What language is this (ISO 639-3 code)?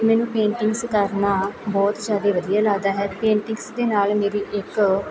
pan